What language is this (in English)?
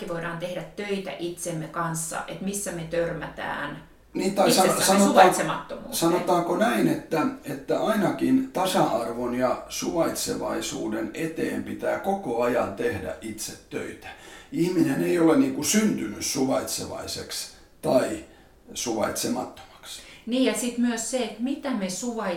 Finnish